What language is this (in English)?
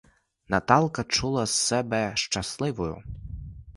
Ukrainian